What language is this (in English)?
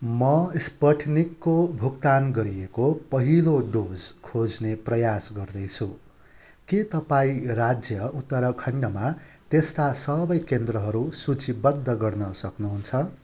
Nepali